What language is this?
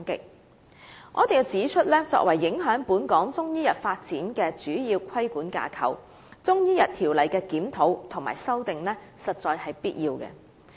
Cantonese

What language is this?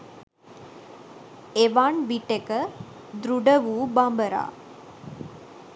Sinhala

